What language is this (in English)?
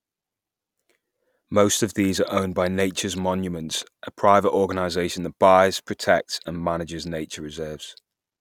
English